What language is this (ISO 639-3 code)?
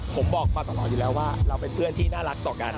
tha